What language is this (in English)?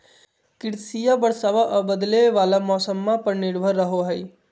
Magahi